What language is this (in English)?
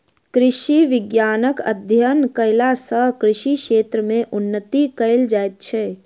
Maithili